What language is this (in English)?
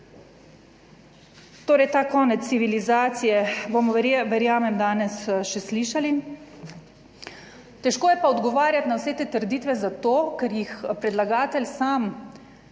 Slovenian